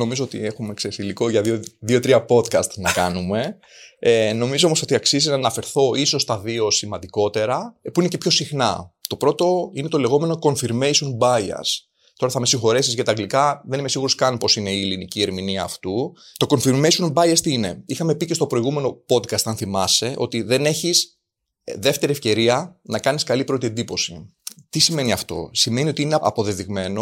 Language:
Greek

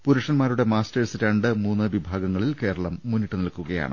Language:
Malayalam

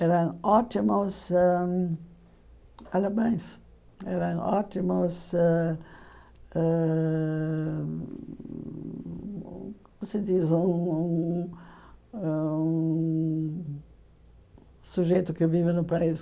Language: Portuguese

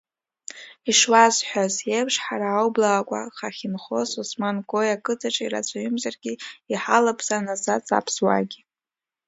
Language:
Abkhazian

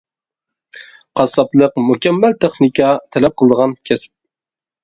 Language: Uyghur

